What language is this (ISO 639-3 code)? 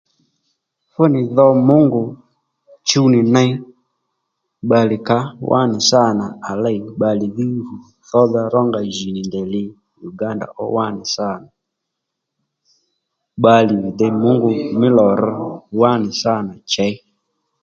led